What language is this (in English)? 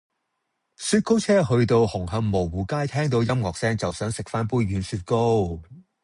Cantonese